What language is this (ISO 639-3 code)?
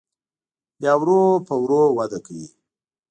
pus